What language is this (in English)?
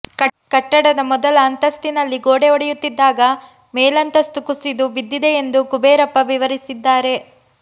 Kannada